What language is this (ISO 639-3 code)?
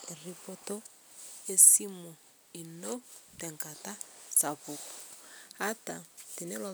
mas